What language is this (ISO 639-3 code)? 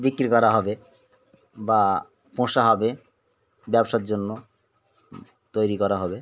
ben